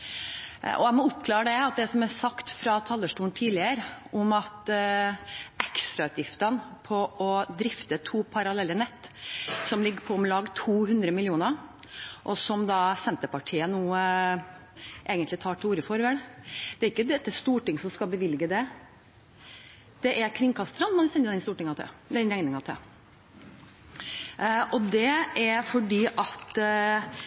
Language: Norwegian Bokmål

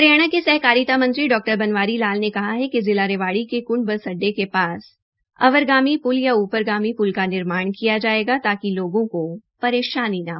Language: Hindi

